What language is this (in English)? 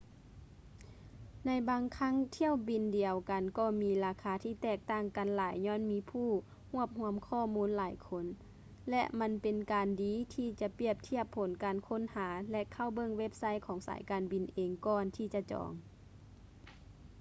Lao